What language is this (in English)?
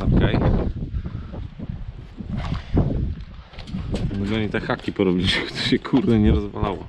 Polish